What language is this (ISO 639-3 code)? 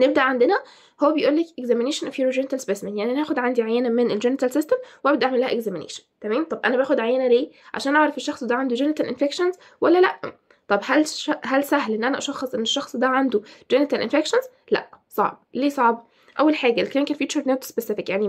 ara